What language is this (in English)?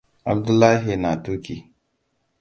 Hausa